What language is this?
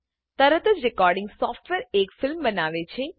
Gujarati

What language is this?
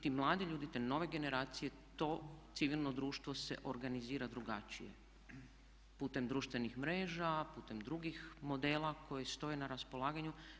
Croatian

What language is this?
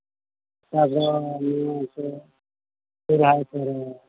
Santali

